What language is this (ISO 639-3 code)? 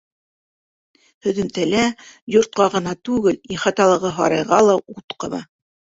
bak